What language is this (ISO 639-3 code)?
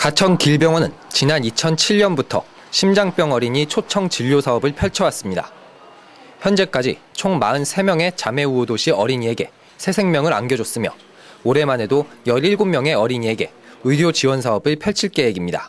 kor